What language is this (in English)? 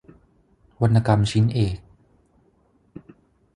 Thai